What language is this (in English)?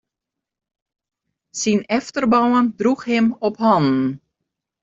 Western Frisian